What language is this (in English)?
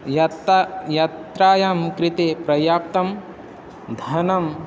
Sanskrit